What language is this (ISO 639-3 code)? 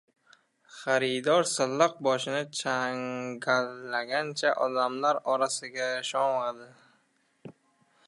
uzb